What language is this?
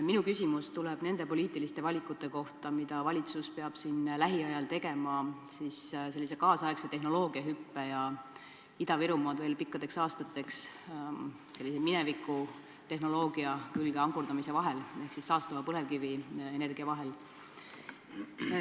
Estonian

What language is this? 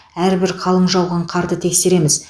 Kazakh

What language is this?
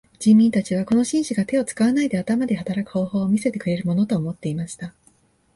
Japanese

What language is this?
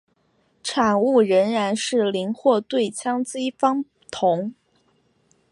Chinese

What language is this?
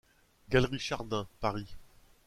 French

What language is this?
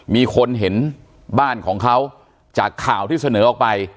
Thai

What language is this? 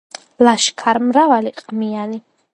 Georgian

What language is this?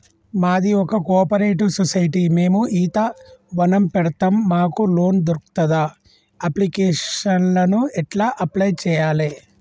Telugu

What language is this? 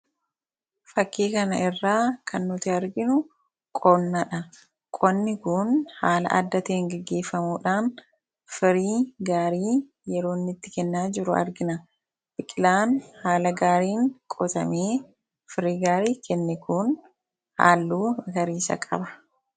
Oromo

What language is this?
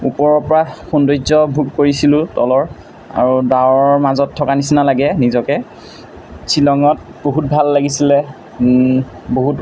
Assamese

